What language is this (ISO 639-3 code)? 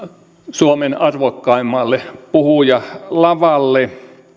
fin